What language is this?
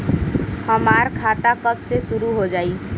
Bhojpuri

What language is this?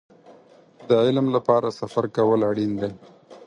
Pashto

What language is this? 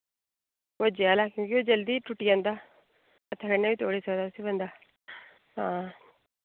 Dogri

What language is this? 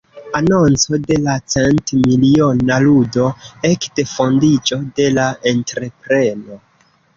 Esperanto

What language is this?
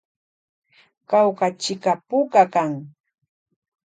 Loja Highland Quichua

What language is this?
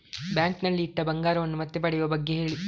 Kannada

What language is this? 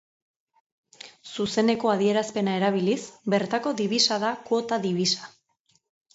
Basque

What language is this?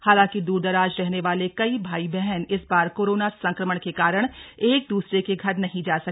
Hindi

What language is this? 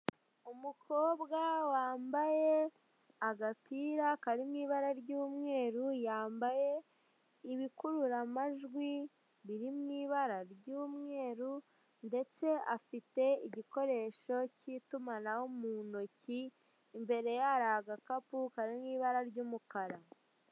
Kinyarwanda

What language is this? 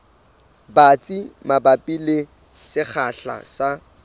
Southern Sotho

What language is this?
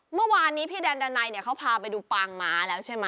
Thai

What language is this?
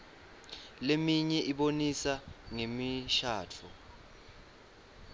Swati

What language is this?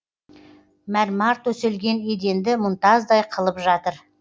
Kazakh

